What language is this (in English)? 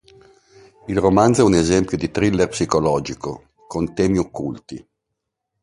Italian